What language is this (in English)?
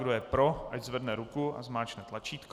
Czech